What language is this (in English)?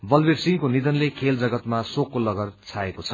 Nepali